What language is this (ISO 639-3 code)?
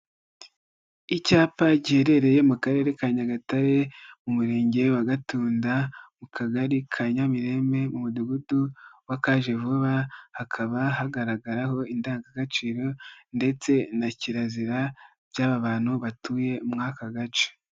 kin